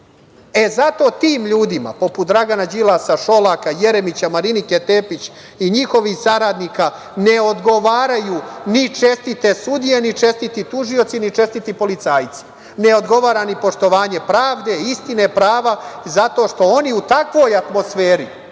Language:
Serbian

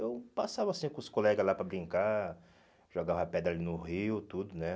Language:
Portuguese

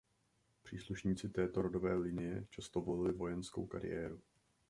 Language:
Czech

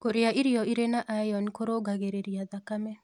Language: Kikuyu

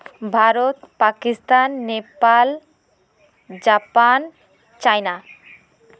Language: Santali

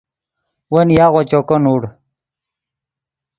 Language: Yidgha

